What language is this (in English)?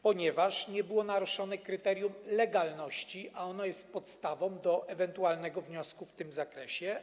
Polish